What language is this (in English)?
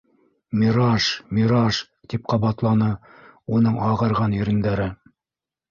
Bashkir